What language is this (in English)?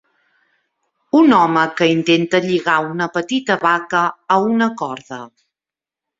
Catalan